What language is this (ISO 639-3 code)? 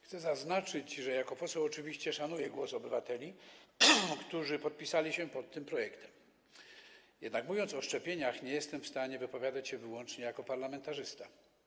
pol